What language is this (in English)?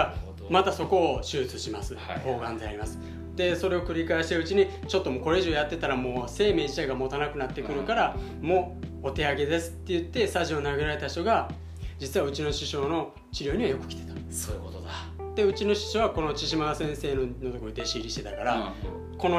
Japanese